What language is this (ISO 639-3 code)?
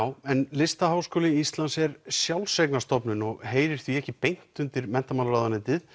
isl